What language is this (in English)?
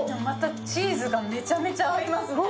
Japanese